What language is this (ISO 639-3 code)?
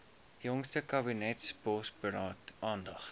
afr